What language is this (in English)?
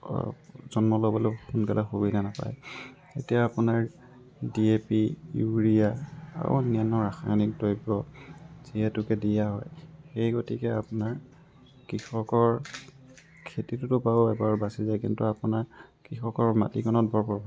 Assamese